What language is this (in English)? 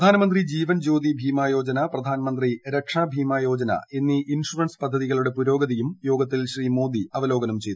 Malayalam